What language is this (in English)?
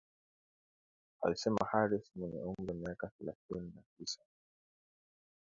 Swahili